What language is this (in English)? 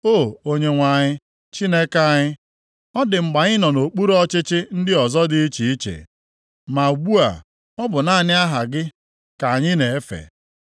Igbo